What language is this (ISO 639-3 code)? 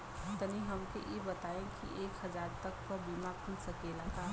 bho